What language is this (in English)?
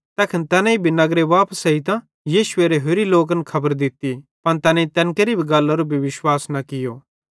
Bhadrawahi